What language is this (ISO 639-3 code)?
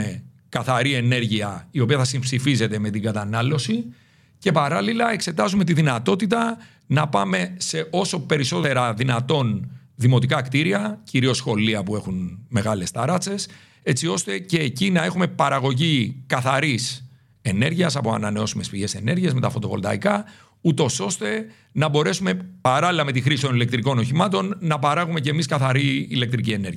ell